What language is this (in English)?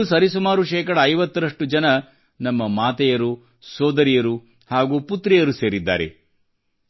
Kannada